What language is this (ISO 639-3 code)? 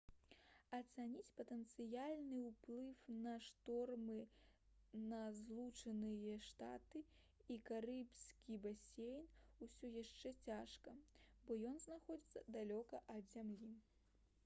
bel